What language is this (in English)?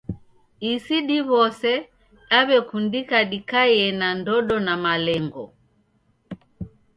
Taita